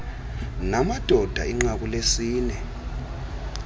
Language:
Xhosa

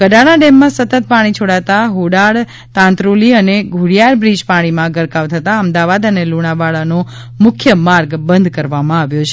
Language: Gujarati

